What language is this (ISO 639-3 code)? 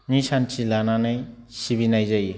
brx